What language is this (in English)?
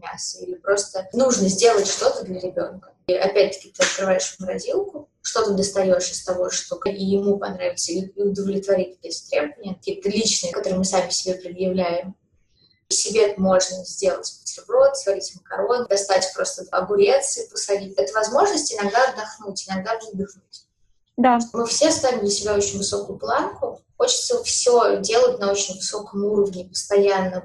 Russian